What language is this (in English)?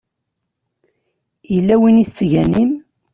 Kabyle